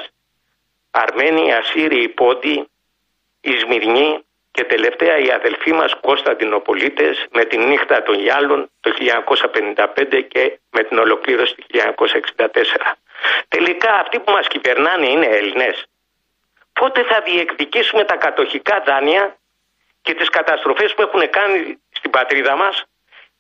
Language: Greek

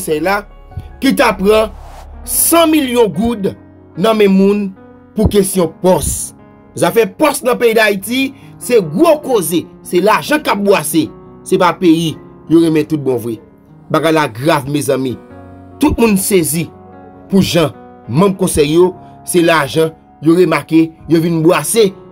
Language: French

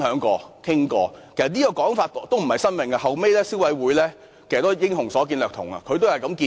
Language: Cantonese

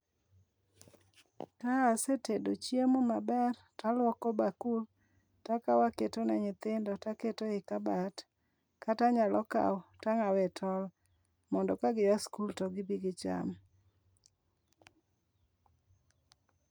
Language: Luo (Kenya and Tanzania)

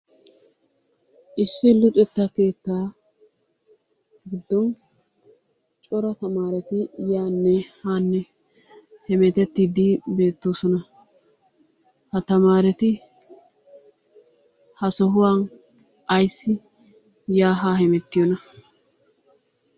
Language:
Wolaytta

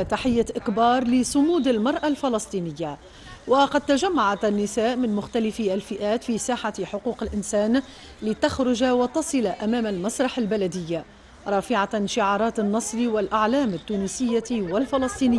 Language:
Arabic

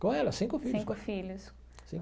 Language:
Portuguese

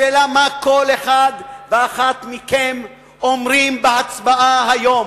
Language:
Hebrew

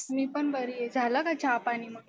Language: Marathi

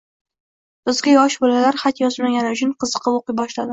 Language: Uzbek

